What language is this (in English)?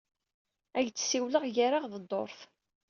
Kabyle